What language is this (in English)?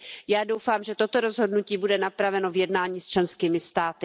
Czech